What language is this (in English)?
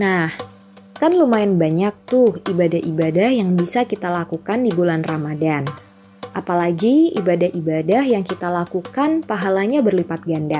Indonesian